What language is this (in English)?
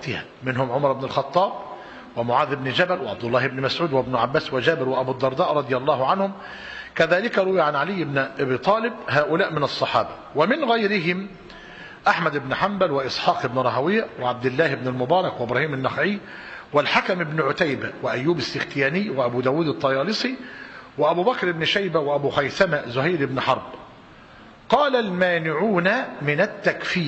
Arabic